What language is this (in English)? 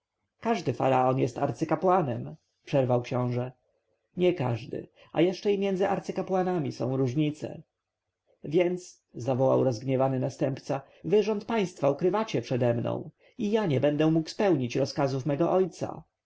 Polish